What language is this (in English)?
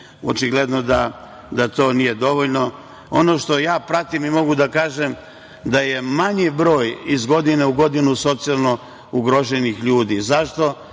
Serbian